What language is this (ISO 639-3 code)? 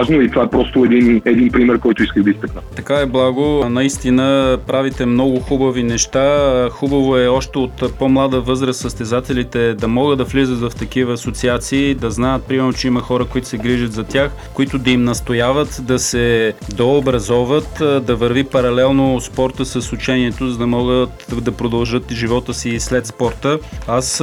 bul